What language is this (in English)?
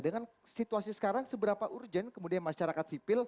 Indonesian